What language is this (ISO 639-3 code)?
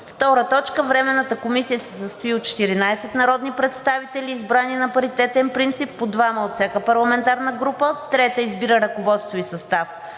bul